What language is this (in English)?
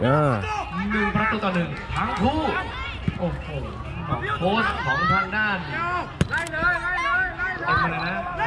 Thai